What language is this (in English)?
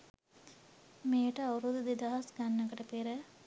Sinhala